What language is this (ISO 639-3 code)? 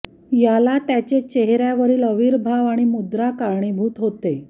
mar